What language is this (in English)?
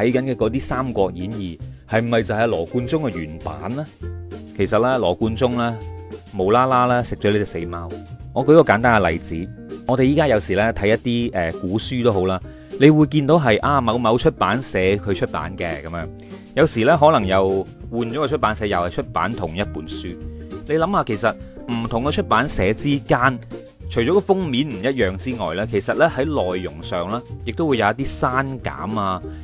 Chinese